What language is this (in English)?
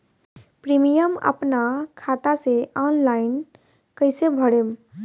Bhojpuri